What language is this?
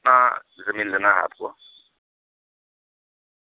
Urdu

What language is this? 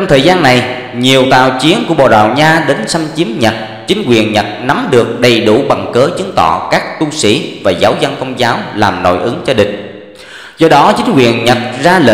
Vietnamese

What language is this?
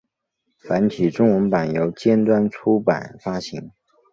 Chinese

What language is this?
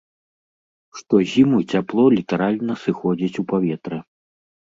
Belarusian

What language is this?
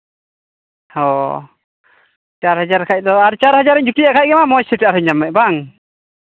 Santali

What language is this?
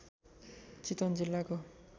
Nepali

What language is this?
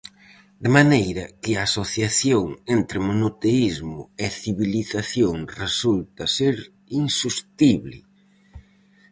Galician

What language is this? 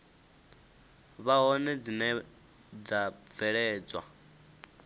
Venda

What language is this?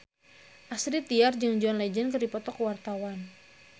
Sundanese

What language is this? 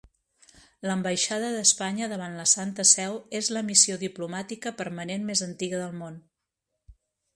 Catalan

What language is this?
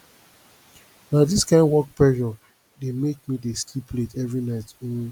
Nigerian Pidgin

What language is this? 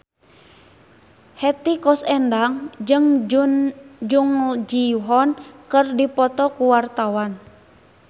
Sundanese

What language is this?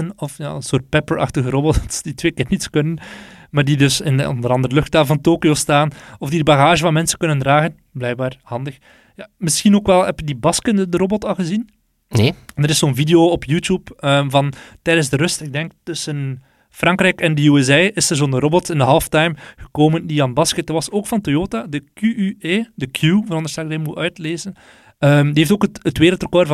Dutch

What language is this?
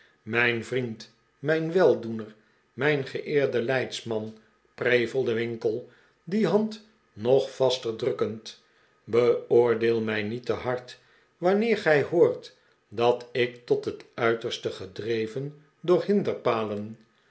Dutch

